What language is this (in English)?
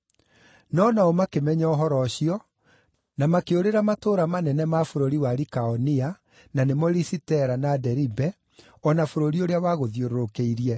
Kikuyu